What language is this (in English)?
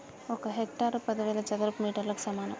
Telugu